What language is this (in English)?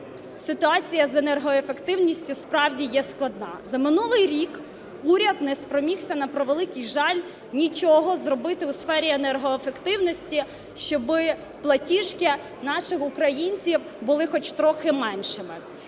Ukrainian